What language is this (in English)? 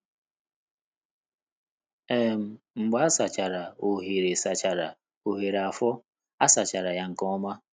Igbo